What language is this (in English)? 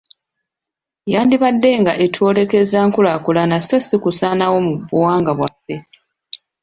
Ganda